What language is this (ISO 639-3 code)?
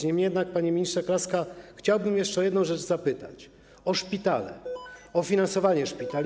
pol